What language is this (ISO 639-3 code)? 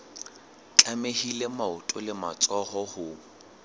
sot